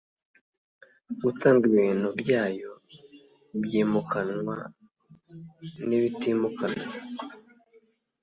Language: Kinyarwanda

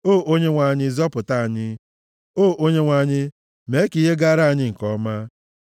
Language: Igbo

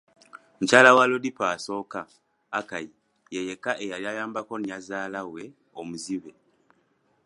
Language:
Ganda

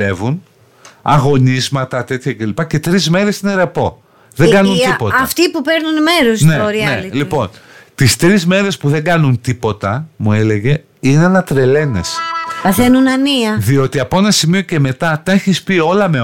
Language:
Greek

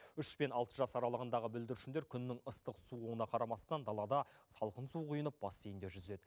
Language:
Kazakh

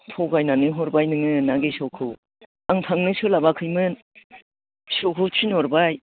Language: Bodo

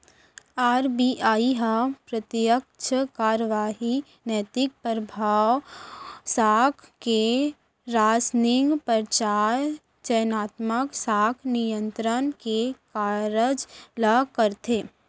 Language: Chhattisgarhi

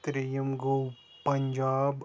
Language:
Kashmiri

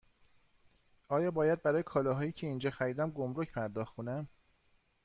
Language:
Persian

